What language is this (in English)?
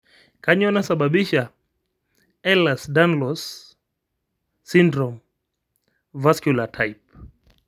Masai